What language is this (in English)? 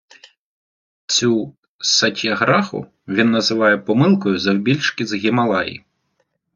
Ukrainian